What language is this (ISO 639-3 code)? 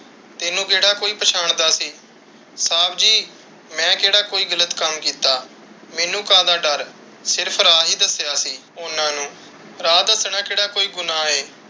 pan